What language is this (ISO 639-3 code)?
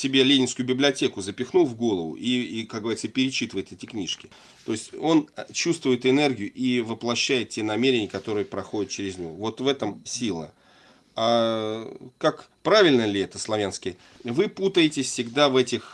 rus